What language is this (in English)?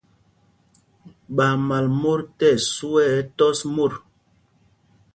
Mpumpong